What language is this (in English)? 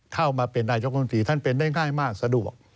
Thai